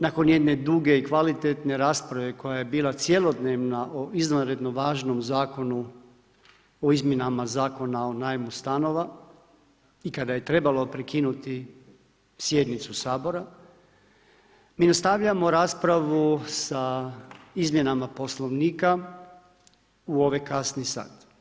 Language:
Croatian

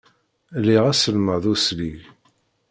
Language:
Kabyle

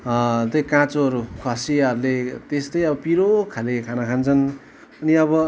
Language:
Nepali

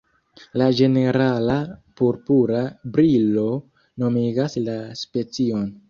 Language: Esperanto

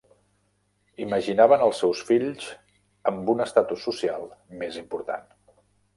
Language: Catalan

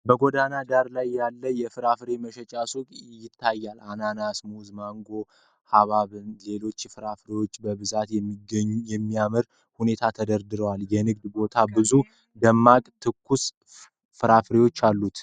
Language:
Amharic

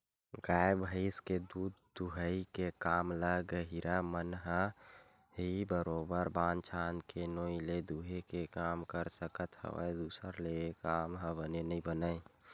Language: Chhattisgarhi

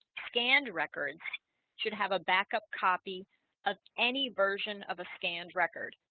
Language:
English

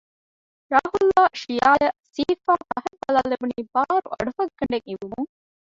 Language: Divehi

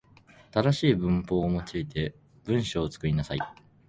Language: Japanese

